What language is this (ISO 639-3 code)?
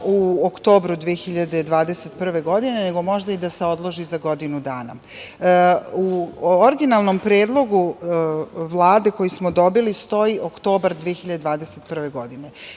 srp